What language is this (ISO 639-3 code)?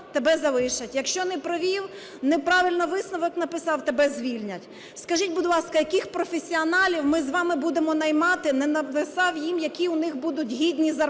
ukr